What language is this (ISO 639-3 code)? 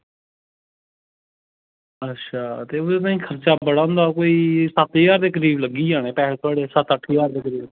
doi